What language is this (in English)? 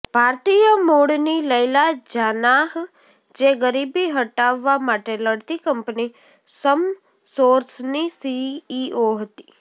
Gujarati